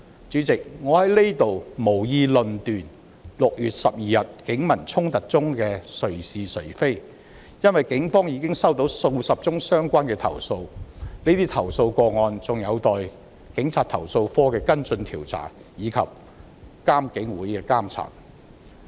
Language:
Cantonese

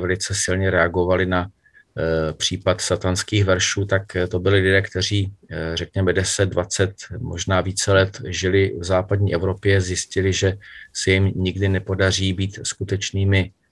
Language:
Czech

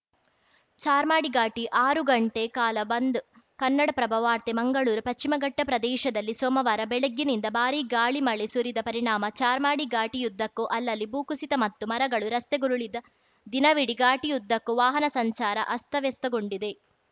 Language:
Kannada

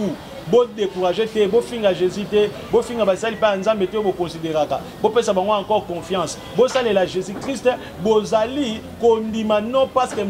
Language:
French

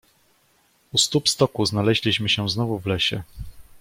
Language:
Polish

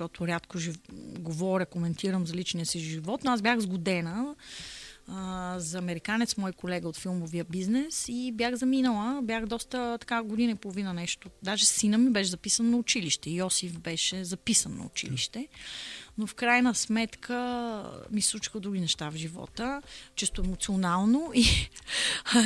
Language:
Bulgarian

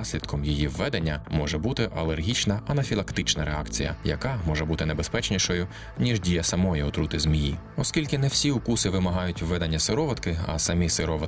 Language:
Ukrainian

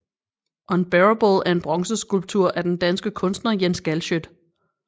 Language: Danish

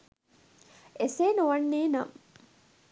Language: Sinhala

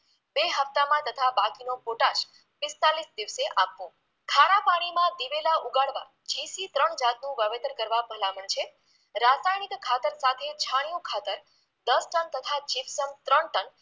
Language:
Gujarati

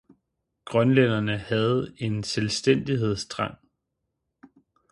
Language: Danish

